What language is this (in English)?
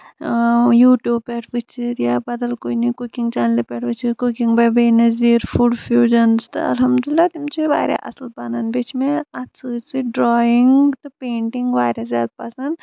Kashmiri